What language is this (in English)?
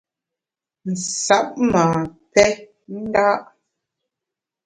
Bamun